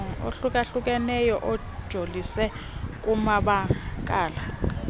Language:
Xhosa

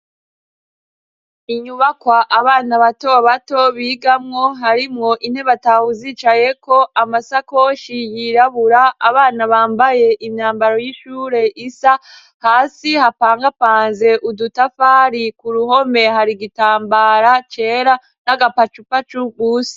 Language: Rundi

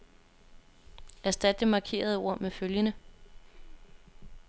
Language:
Danish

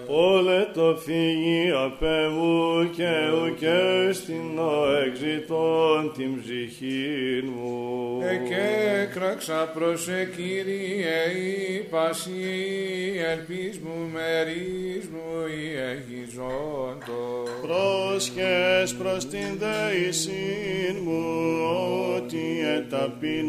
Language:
Greek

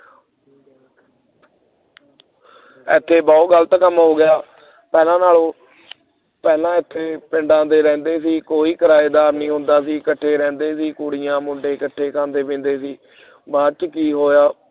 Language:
Punjabi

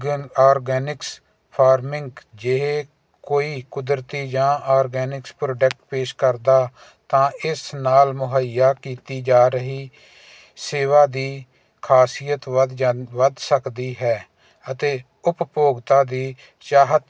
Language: Punjabi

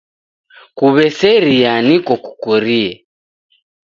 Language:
Taita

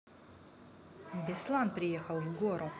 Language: Russian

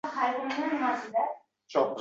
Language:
Uzbek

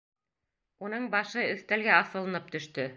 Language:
Bashkir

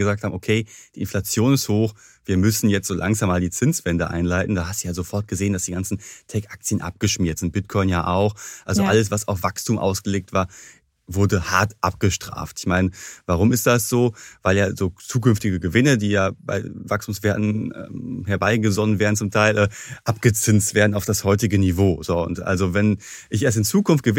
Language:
German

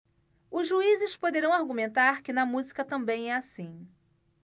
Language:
Portuguese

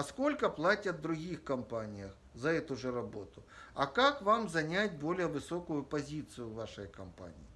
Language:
Russian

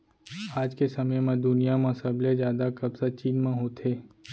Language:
Chhattisgarhi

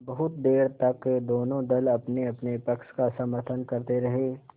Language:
Hindi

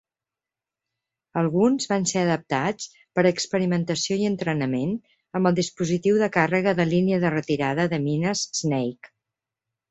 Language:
Catalan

